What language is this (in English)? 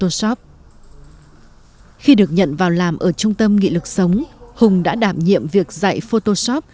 Vietnamese